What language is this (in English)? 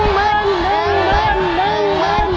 Thai